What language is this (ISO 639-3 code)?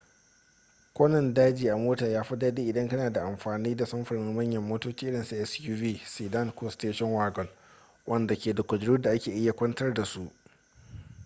hau